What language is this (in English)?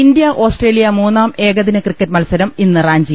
Malayalam